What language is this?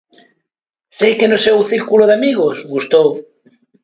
Galician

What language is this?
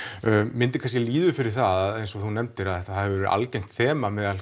Icelandic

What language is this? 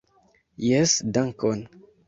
Esperanto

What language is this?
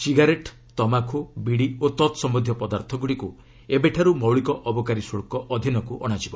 Odia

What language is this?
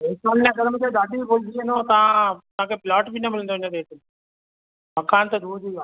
Sindhi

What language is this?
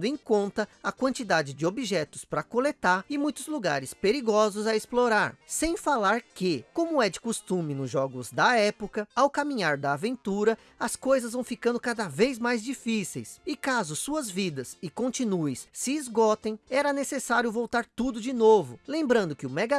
Portuguese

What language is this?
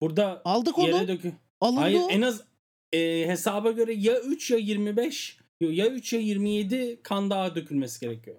Turkish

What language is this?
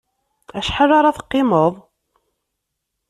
Kabyle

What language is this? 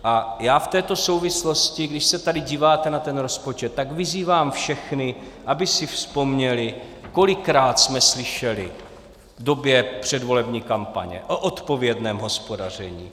Czech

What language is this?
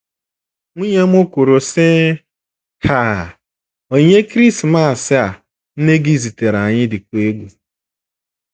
Igbo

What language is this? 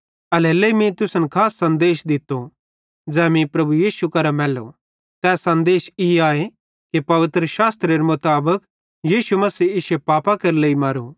Bhadrawahi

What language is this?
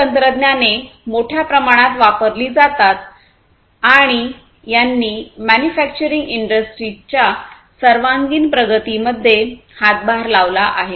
Marathi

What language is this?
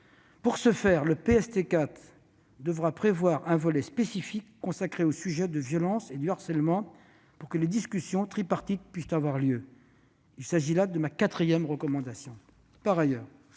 French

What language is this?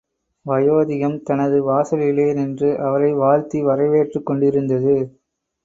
Tamil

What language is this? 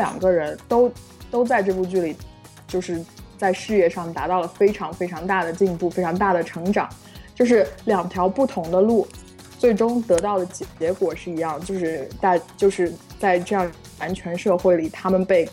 Chinese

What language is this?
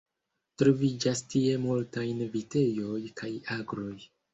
Esperanto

